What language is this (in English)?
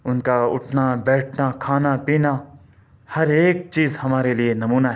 Urdu